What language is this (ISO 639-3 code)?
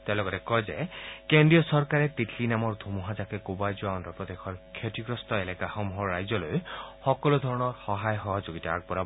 asm